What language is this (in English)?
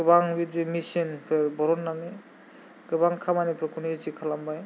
Bodo